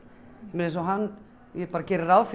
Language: Icelandic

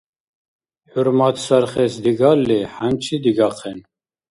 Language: Dargwa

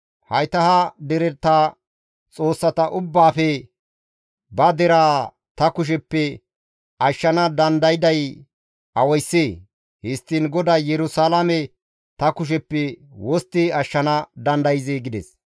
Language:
Gamo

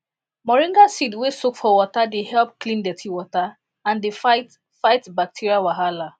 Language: Nigerian Pidgin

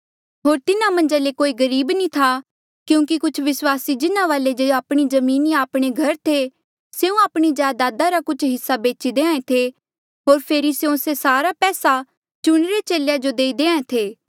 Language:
Mandeali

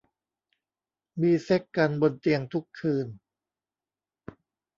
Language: Thai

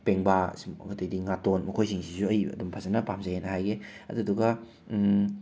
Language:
Manipuri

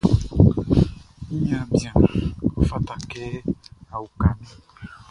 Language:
Baoulé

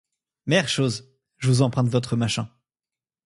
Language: French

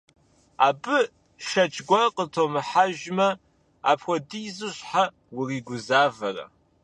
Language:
Kabardian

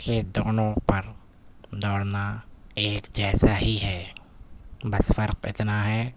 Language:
Urdu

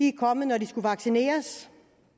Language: Danish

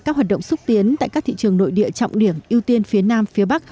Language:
Vietnamese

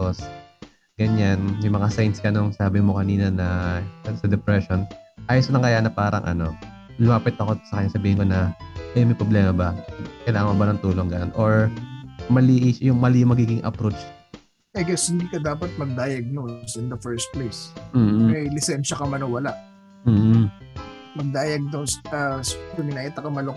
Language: Filipino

